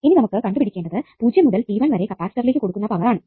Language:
Malayalam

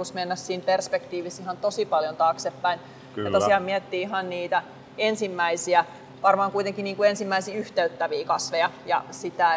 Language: Finnish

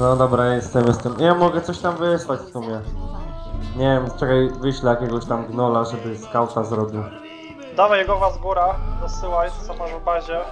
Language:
Polish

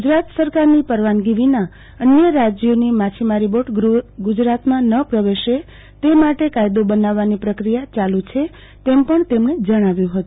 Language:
Gujarati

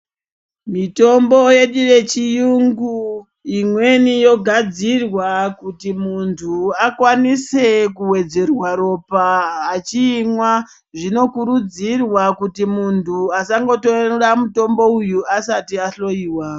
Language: Ndau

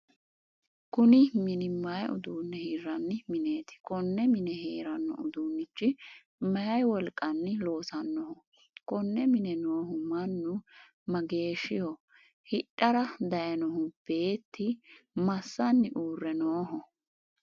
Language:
Sidamo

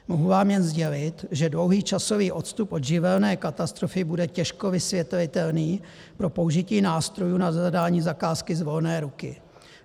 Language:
Czech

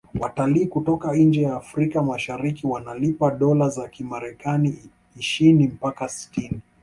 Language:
Swahili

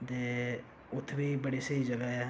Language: Dogri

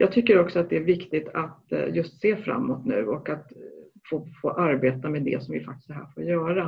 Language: Swedish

